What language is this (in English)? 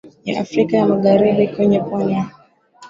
Swahili